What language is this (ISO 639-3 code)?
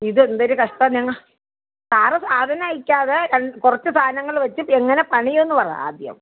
mal